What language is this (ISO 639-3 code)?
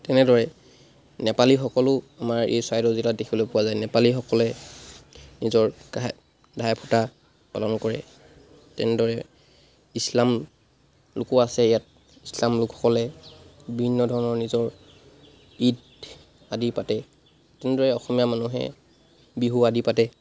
asm